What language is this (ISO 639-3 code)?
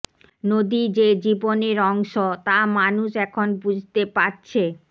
ben